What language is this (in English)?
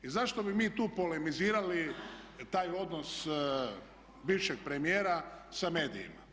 Croatian